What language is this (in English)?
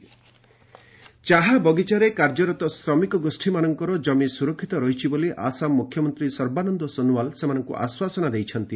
Odia